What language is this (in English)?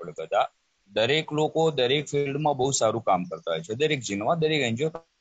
Gujarati